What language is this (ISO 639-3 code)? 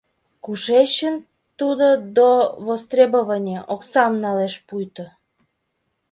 chm